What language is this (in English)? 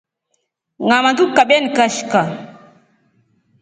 Rombo